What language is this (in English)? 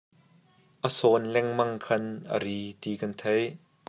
Hakha Chin